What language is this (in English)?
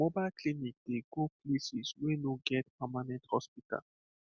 Nigerian Pidgin